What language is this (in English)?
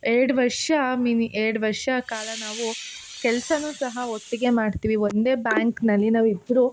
Kannada